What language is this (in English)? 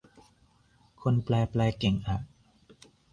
Thai